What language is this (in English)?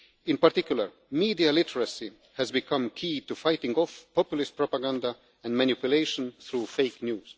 English